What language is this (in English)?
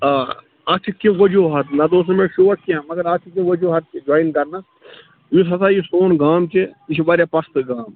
Kashmiri